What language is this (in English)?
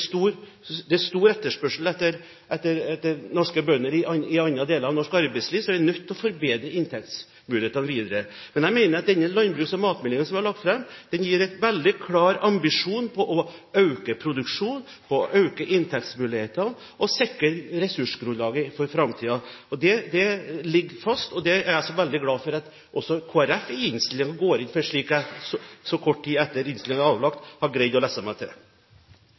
Norwegian